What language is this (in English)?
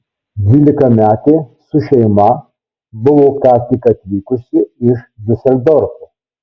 Lithuanian